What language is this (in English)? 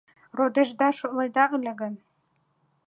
Mari